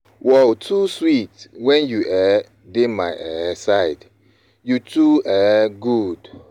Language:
Nigerian Pidgin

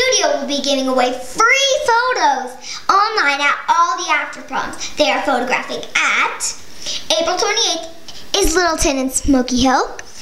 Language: English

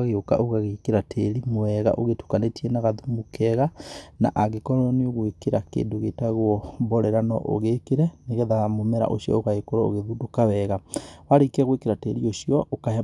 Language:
Kikuyu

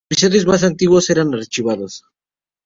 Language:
Spanish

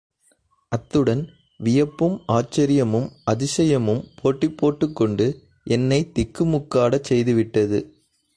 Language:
Tamil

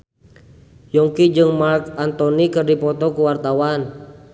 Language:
Sundanese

